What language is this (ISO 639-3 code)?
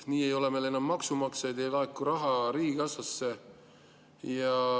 est